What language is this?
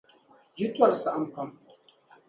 Dagbani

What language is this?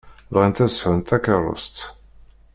Kabyle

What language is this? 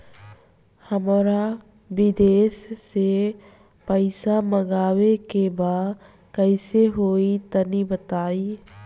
Bhojpuri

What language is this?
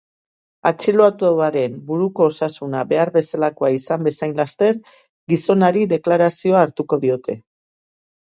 Basque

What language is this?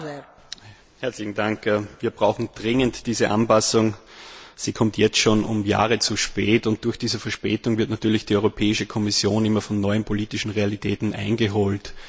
German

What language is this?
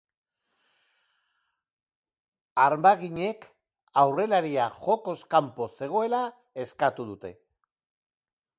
Basque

